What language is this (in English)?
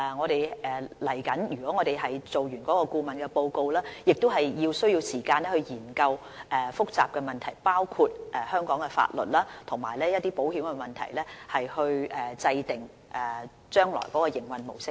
Cantonese